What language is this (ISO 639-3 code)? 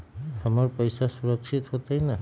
mag